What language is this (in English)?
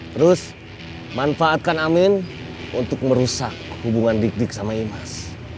Indonesian